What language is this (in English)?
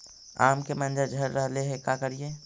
Magahi